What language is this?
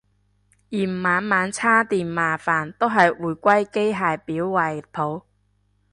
Cantonese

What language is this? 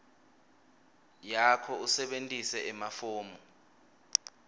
Swati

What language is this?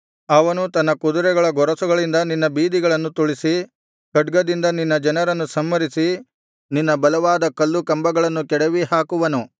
Kannada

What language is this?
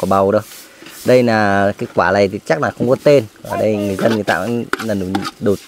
Vietnamese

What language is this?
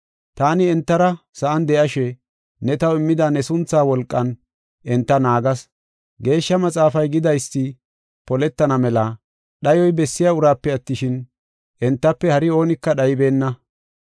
Gofa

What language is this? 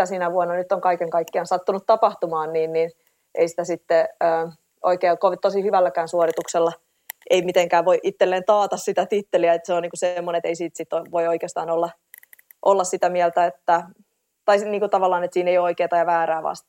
Finnish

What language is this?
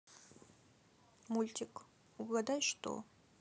Russian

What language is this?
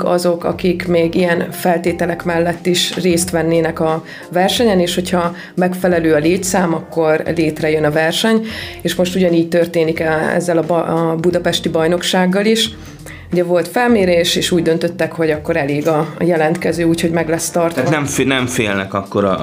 Hungarian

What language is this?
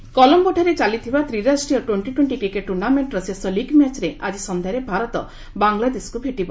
Odia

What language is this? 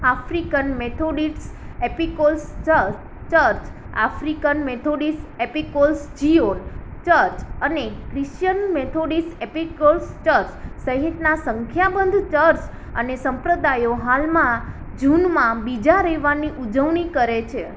Gujarati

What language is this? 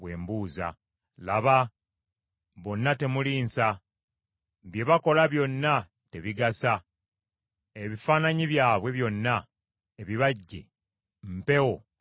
Ganda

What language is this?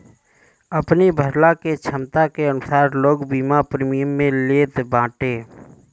Bhojpuri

